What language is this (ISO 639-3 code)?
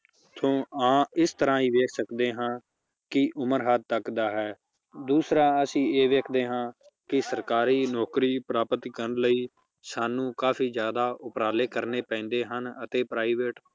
pan